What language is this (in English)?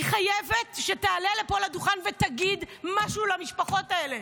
Hebrew